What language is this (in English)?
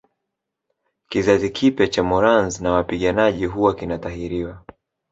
Swahili